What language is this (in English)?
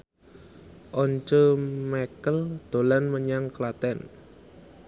Javanese